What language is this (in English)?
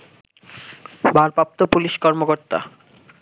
Bangla